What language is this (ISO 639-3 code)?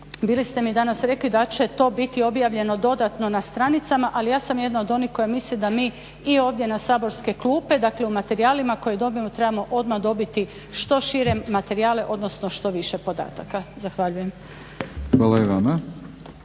hrv